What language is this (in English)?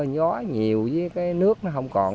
Vietnamese